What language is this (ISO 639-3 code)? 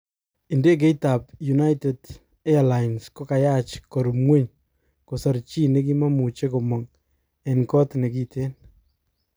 kln